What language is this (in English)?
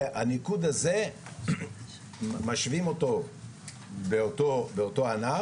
Hebrew